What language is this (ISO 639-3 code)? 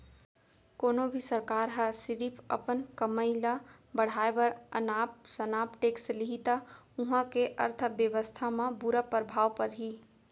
hne